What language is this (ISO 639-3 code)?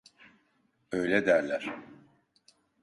tur